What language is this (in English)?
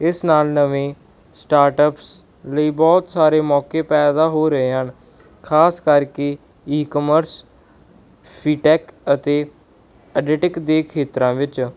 Punjabi